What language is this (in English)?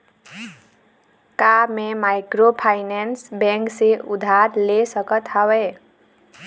Chhattisgarhi